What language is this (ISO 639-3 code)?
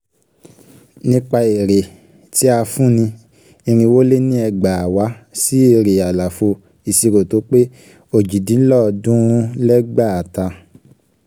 yor